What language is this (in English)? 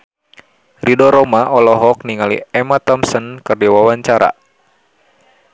Sundanese